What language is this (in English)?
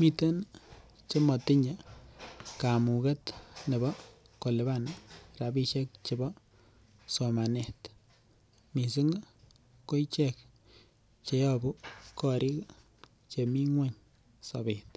Kalenjin